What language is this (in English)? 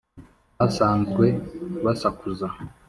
Kinyarwanda